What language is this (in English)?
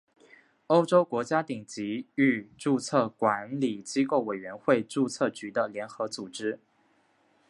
Chinese